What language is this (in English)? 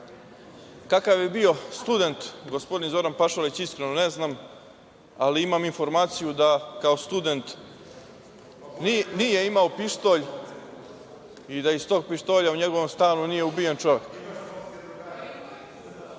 Serbian